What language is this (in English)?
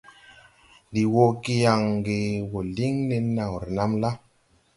Tupuri